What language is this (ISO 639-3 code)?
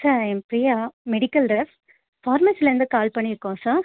tam